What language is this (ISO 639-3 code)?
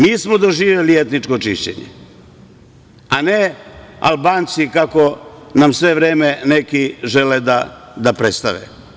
srp